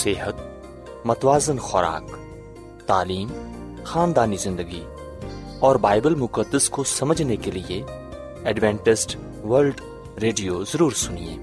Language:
Urdu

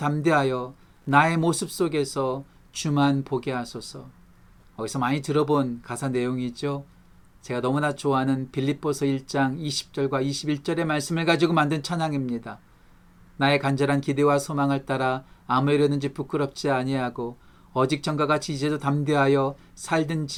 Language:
Korean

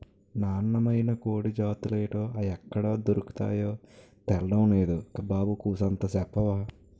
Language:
Telugu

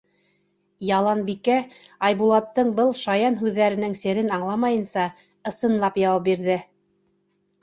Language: Bashkir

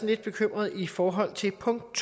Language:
Danish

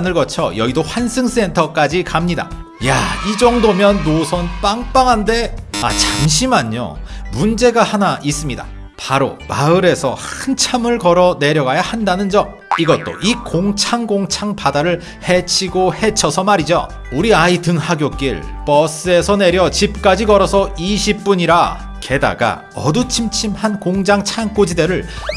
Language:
Korean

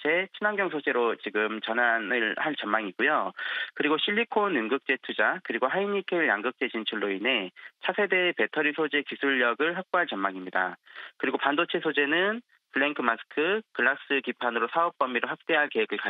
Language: Korean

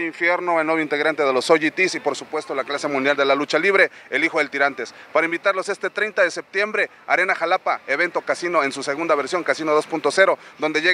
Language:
Spanish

